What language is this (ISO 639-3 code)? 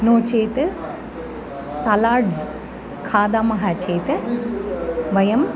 san